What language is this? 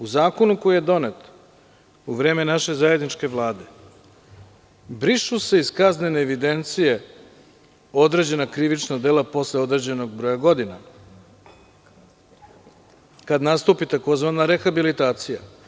Serbian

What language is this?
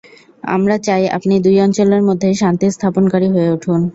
Bangla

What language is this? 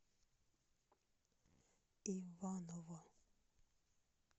Russian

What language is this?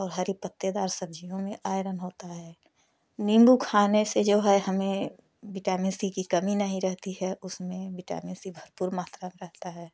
Hindi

